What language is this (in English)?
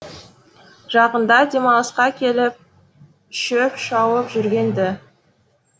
Kazakh